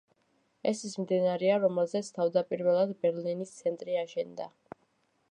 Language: Georgian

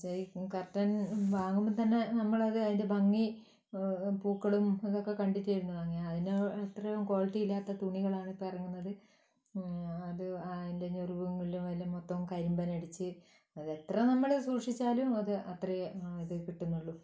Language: Malayalam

